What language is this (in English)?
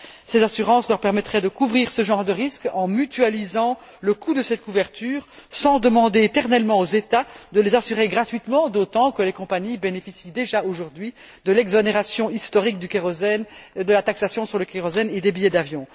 French